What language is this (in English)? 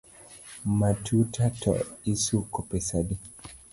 Luo (Kenya and Tanzania)